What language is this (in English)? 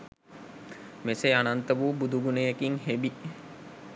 Sinhala